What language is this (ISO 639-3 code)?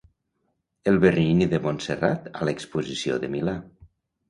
cat